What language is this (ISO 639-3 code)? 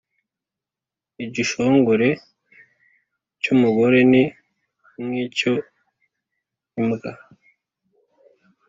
kin